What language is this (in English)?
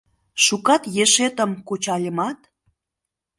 Mari